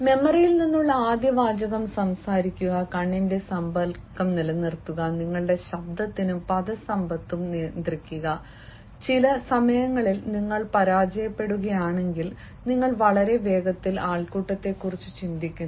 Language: Malayalam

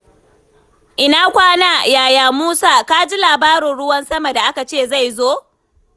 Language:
Hausa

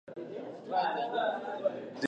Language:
Pashto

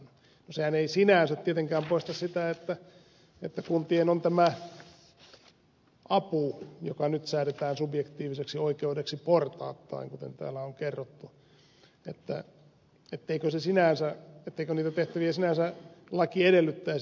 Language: Finnish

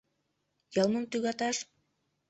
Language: Mari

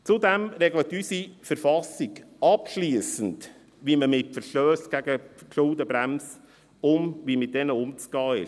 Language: Swiss German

